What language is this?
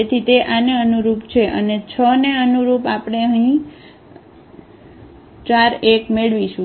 Gujarati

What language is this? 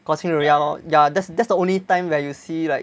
English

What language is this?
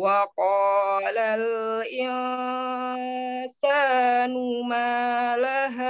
Indonesian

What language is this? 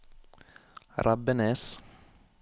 Norwegian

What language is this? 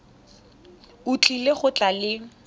Tswana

